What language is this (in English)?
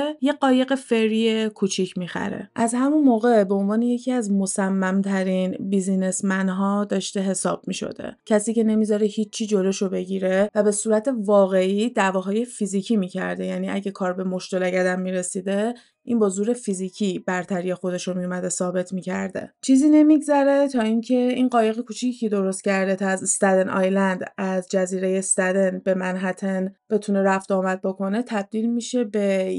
Persian